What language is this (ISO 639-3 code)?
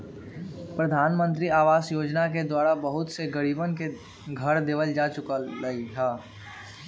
mag